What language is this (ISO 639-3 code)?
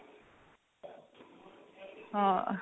pan